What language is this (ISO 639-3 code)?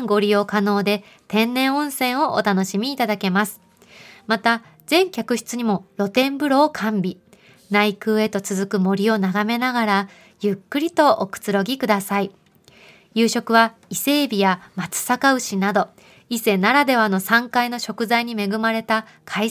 jpn